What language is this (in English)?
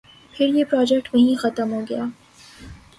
Urdu